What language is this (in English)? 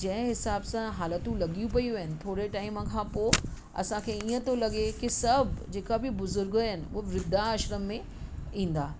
Sindhi